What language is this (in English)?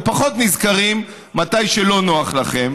Hebrew